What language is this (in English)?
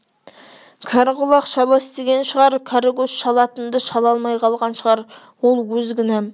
Kazakh